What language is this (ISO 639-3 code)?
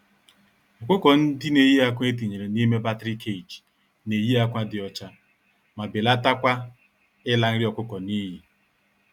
ibo